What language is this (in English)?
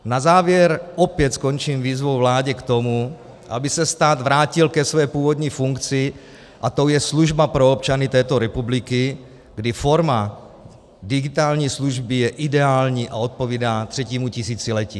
Czech